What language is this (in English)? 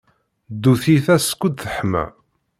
Kabyle